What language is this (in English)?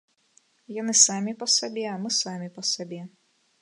Belarusian